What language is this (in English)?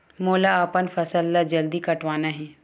Chhattisgarhi